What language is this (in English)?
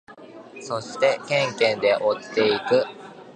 Japanese